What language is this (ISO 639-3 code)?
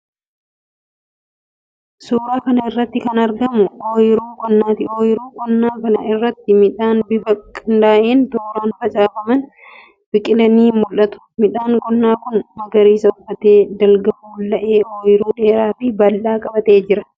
orm